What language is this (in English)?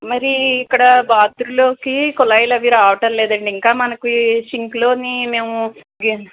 Telugu